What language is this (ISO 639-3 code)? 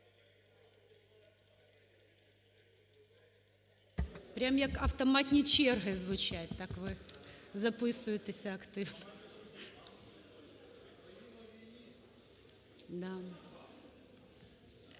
ukr